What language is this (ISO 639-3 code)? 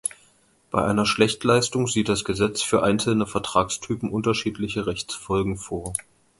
deu